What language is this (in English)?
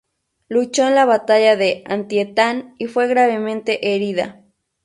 Spanish